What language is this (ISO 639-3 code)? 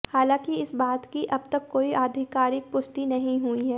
hin